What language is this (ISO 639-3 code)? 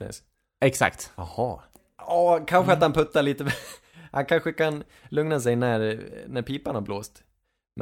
swe